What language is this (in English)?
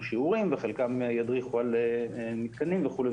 Hebrew